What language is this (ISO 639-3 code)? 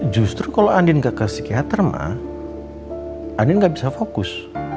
ind